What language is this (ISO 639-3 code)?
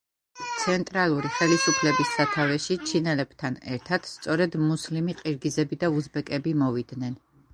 kat